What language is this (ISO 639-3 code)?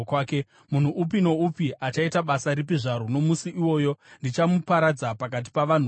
sna